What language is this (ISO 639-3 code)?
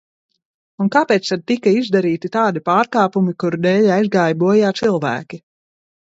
lav